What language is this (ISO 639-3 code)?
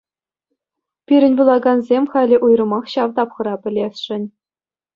chv